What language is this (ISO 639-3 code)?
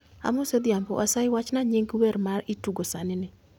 luo